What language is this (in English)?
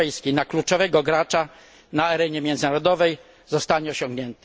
Polish